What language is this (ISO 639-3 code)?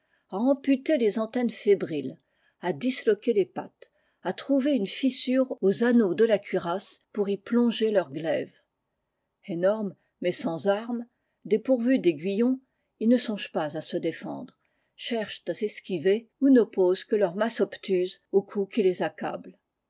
fra